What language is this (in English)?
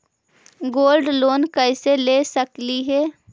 Magahi